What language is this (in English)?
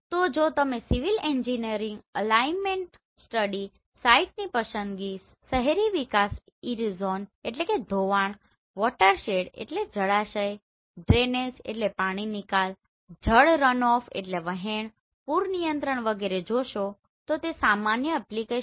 Gujarati